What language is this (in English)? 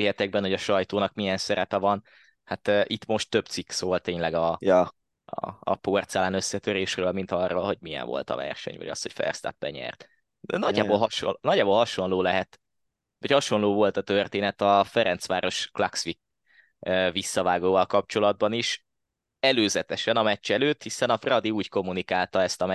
Hungarian